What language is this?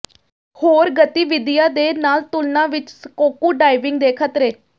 Punjabi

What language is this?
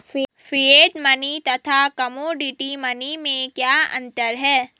Hindi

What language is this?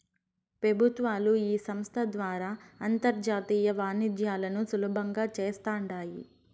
Telugu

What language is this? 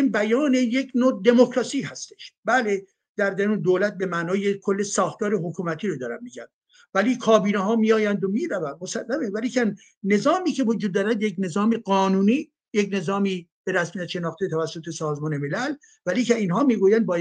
Persian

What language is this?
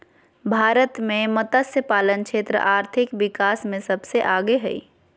Magahi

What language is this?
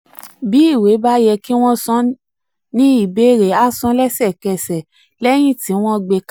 Yoruba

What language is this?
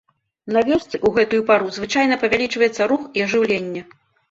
Belarusian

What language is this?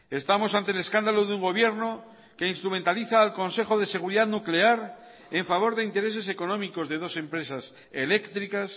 Spanish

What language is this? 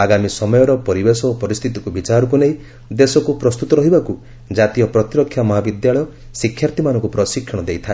Odia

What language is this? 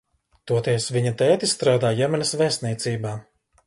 Latvian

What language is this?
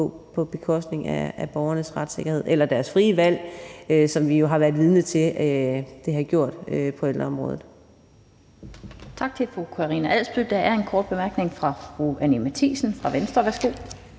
Danish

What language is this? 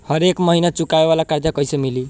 Bhojpuri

